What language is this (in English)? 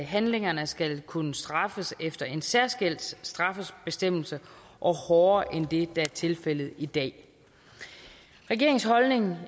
Danish